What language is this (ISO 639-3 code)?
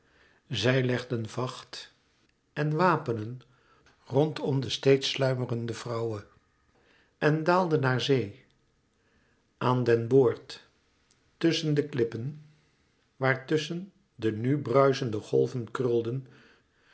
nld